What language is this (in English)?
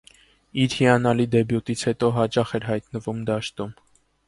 Armenian